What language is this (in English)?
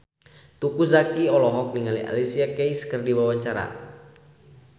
Sundanese